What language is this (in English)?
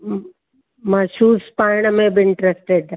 Sindhi